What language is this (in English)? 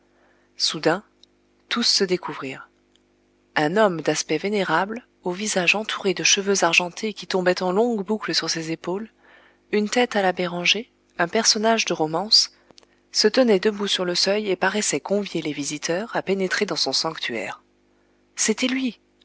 French